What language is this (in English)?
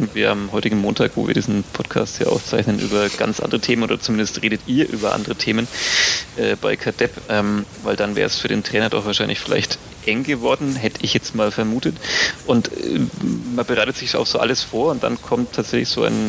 German